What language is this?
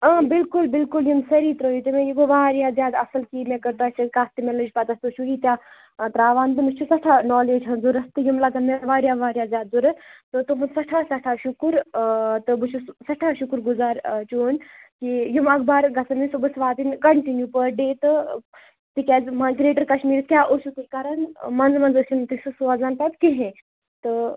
Kashmiri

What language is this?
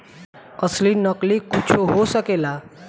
Bhojpuri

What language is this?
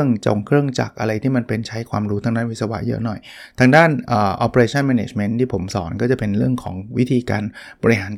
Thai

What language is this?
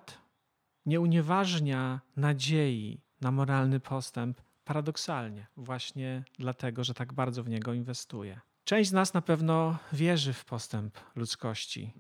Polish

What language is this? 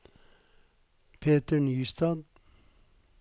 Norwegian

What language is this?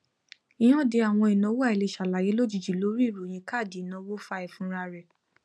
Yoruba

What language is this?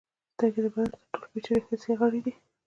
Pashto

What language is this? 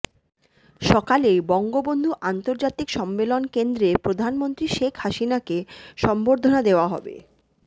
Bangla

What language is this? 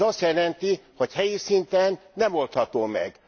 Hungarian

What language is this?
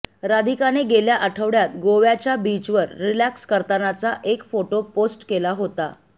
Marathi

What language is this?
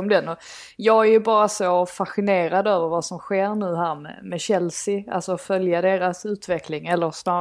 Swedish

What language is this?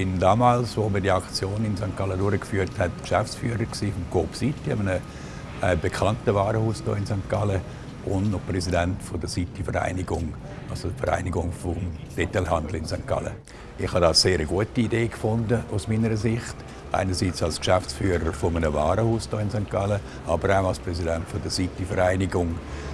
German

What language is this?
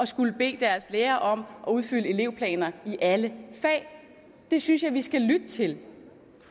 Danish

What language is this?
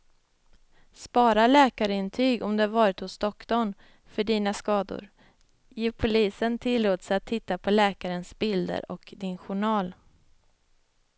Swedish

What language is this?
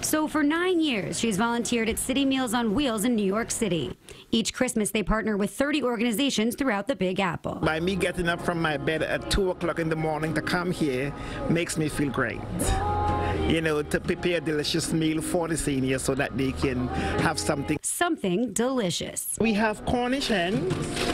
English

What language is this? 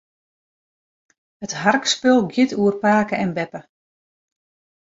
Western Frisian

